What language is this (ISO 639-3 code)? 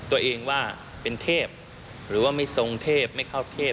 tha